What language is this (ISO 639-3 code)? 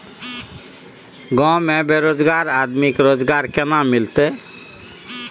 mai